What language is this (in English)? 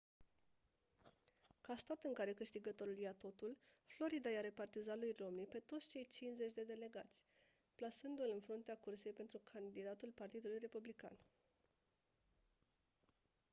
Romanian